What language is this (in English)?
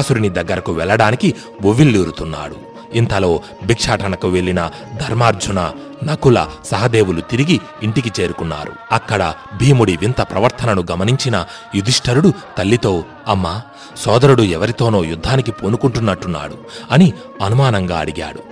Telugu